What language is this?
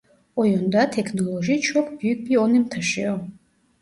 Turkish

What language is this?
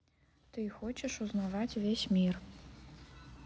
Russian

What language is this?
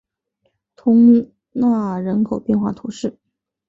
Chinese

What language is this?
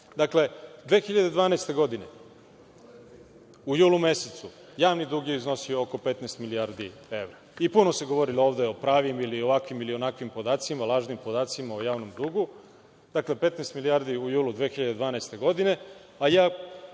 Serbian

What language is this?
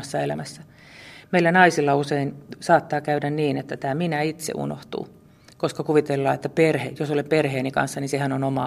Finnish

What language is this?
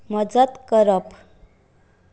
Konkani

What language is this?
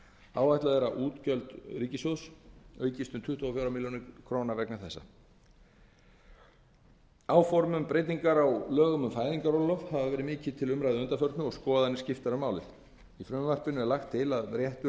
Icelandic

